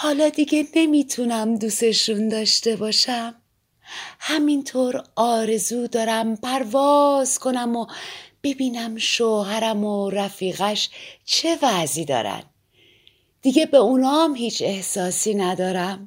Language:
Persian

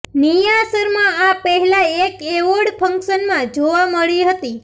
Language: Gujarati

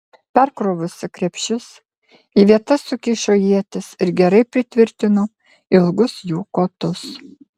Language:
Lithuanian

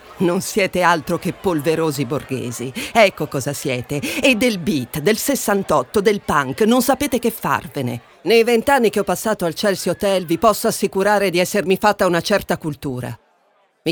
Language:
Italian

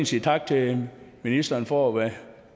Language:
Danish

